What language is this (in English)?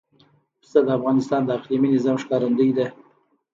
Pashto